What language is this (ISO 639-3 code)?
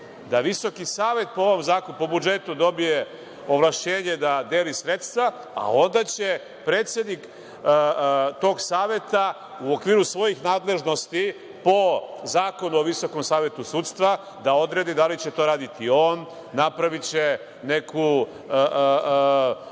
srp